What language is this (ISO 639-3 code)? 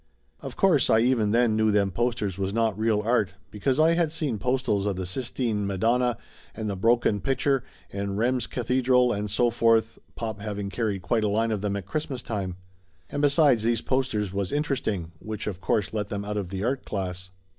eng